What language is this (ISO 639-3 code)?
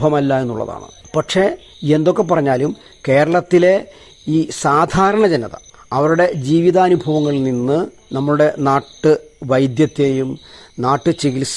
mal